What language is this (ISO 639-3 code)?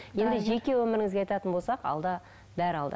kaz